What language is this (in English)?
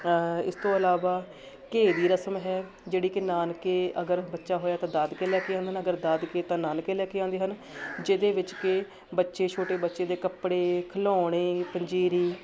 Punjabi